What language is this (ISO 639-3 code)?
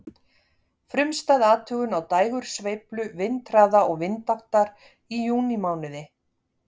isl